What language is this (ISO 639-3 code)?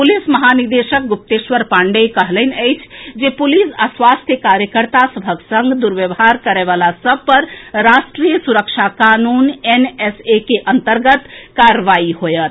mai